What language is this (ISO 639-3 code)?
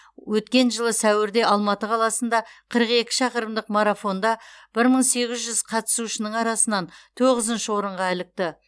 kaz